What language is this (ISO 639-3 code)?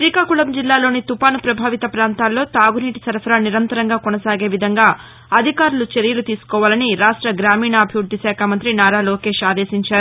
tel